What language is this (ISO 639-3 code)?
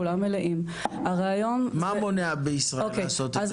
heb